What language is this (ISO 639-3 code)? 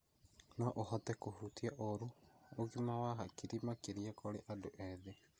kik